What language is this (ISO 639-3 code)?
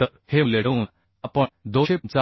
mar